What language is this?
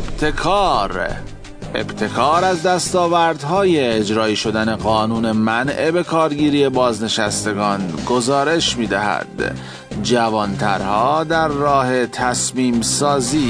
Persian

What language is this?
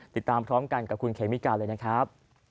Thai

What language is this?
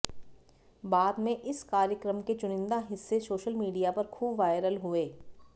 Hindi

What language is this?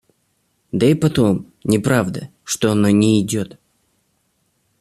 Russian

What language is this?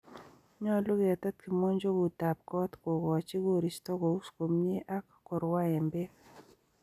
Kalenjin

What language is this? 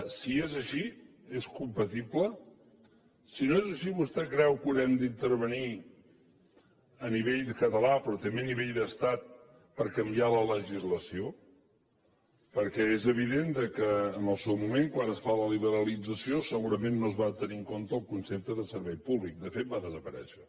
Catalan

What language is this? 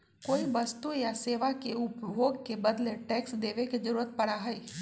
Magahi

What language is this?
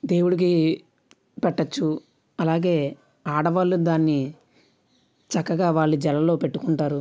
Telugu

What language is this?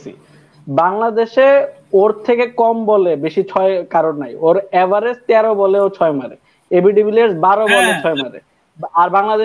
Bangla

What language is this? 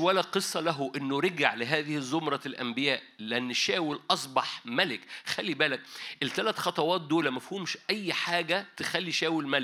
Arabic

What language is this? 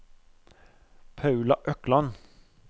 Norwegian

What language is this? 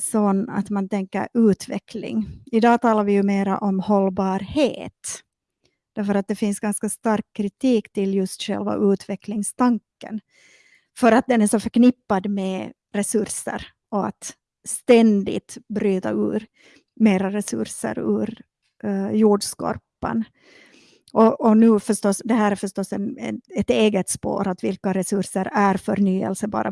Swedish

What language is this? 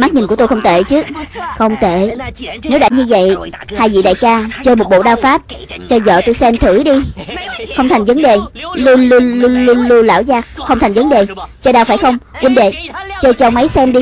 Vietnamese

